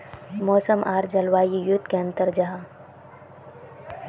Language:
Magahi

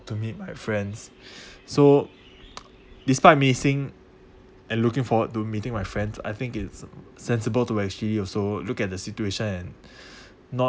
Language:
English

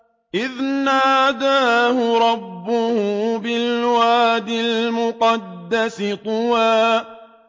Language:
Arabic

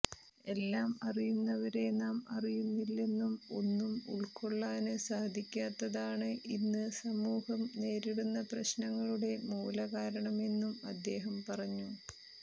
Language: Malayalam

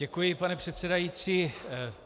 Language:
Czech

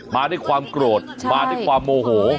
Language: Thai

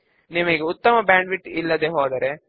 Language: Telugu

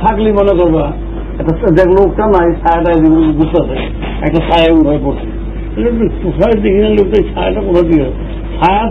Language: Turkish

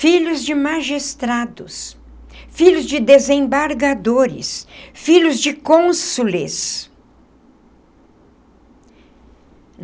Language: Portuguese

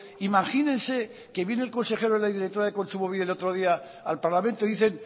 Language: Spanish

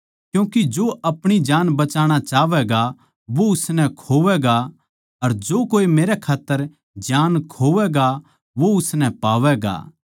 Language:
Haryanvi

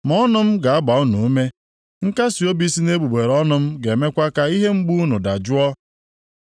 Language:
Igbo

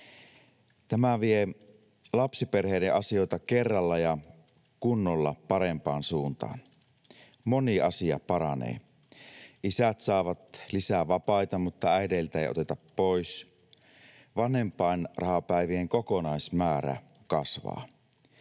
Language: Finnish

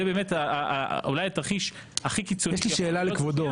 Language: Hebrew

